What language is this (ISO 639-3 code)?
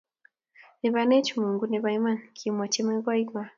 kln